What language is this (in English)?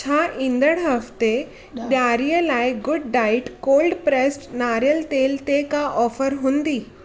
Sindhi